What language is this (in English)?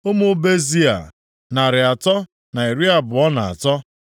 Igbo